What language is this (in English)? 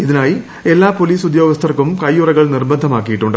Malayalam